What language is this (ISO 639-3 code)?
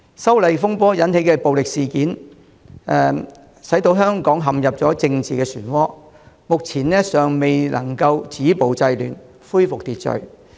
yue